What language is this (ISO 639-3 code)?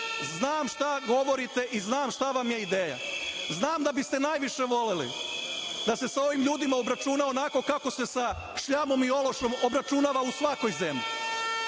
srp